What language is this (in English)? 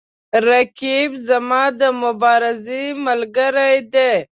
Pashto